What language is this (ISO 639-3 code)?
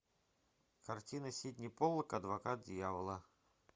rus